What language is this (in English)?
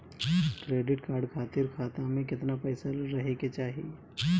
Bhojpuri